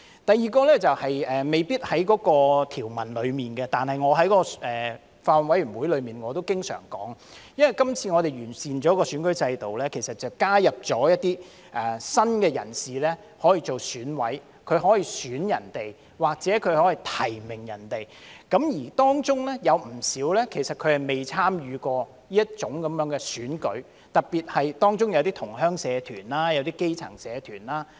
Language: Cantonese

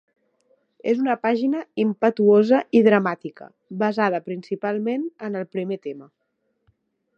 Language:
Catalan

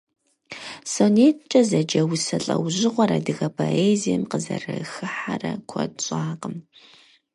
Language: Kabardian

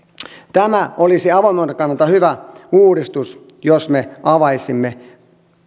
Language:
Finnish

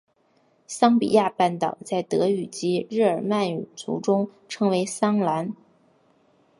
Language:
Chinese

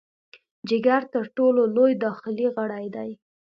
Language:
Pashto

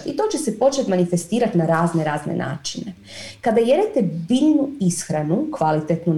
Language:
Croatian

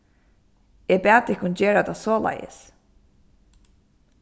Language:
Faroese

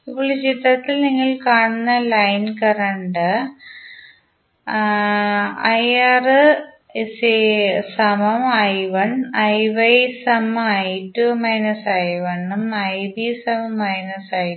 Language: Malayalam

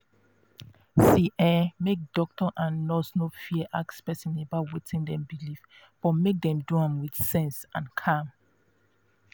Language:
Nigerian Pidgin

